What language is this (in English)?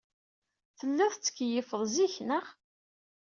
Kabyle